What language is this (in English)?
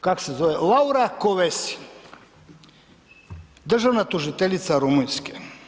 Croatian